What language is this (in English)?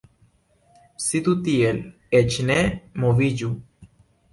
Esperanto